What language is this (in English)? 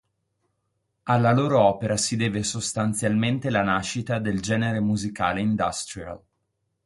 Italian